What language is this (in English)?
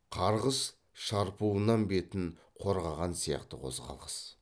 Kazakh